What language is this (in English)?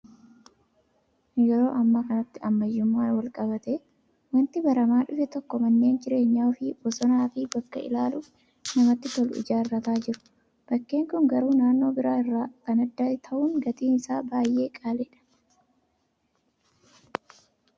Oromo